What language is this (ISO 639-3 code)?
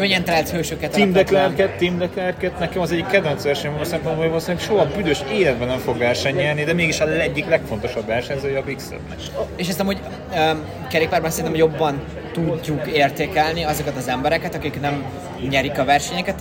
hun